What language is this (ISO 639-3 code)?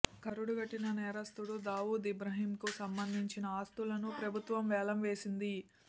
tel